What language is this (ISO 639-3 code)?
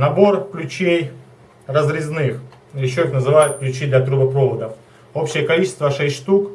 rus